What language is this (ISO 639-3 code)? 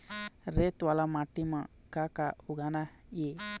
hne